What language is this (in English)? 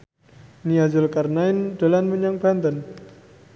Javanese